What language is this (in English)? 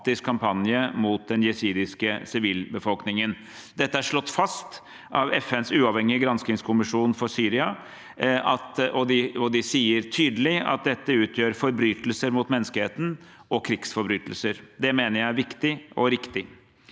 Norwegian